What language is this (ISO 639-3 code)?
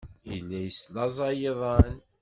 kab